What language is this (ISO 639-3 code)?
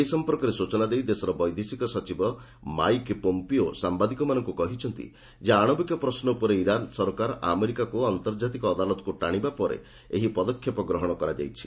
ori